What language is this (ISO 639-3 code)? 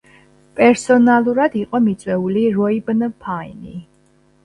kat